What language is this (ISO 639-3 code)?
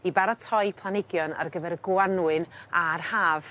cym